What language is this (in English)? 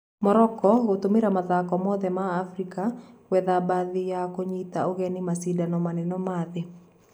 Kikuyu